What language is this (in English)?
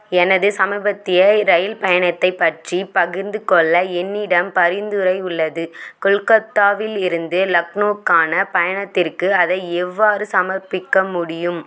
Tamil